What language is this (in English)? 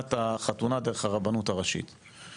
Hebrew